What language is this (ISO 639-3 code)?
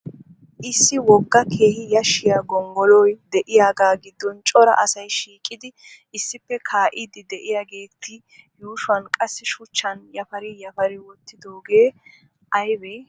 wal